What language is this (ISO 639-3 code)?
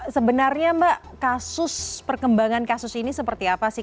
ind